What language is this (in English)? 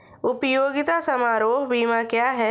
Hindi